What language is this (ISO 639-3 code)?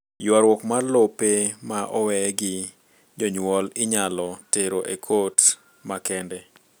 luo